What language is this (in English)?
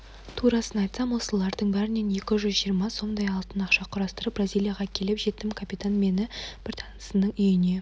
Kazakh